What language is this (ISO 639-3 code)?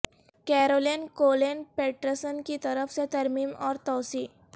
urd